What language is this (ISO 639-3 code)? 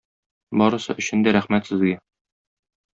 tat